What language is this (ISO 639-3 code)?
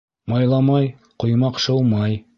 bak